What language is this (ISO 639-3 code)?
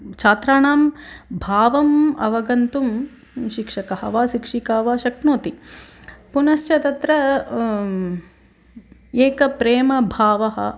san